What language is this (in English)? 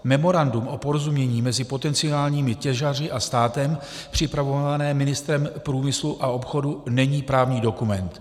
Czech